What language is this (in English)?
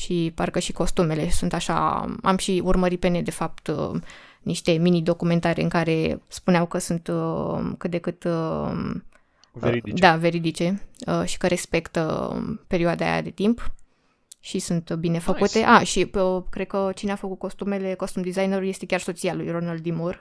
Romanian